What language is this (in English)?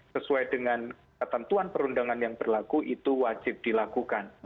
Indonesian